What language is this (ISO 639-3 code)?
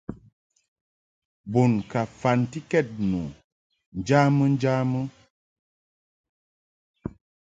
mhk